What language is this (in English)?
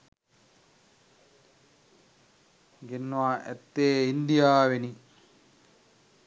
Sinhala